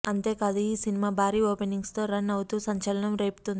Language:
Telugu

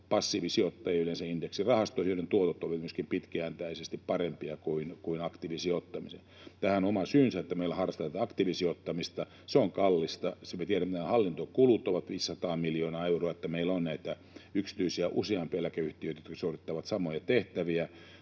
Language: Finnish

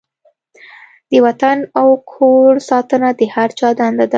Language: Pashto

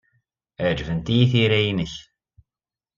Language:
Kabyle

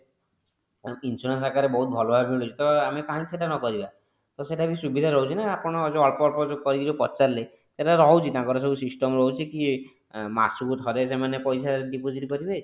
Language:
Odia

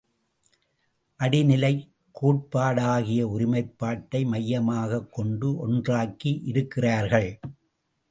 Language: Tamil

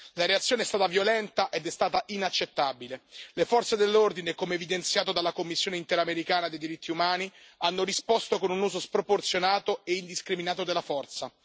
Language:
Italian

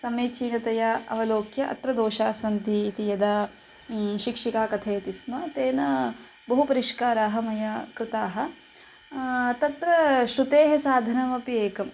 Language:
Sanskrit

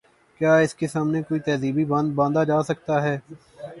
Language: Urdu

